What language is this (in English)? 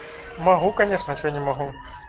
Russian